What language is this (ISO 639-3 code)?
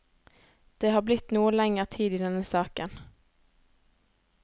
nor